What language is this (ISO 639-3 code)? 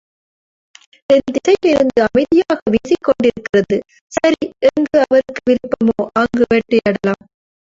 tam